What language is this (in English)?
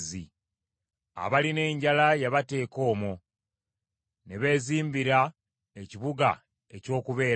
Ganda